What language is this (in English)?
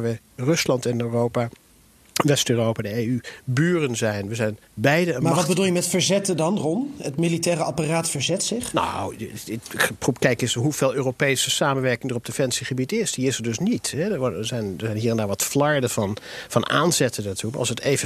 Dutch